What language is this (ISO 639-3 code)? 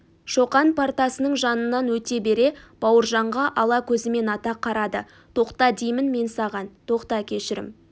kaz